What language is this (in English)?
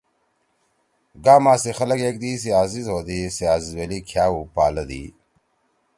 Torwali